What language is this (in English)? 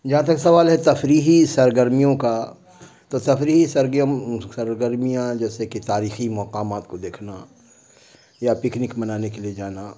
Urdu